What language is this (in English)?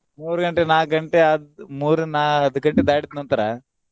Kannada